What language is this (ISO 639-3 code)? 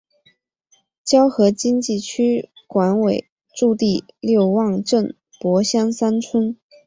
zho